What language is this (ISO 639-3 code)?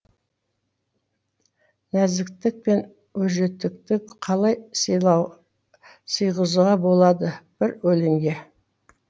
kaz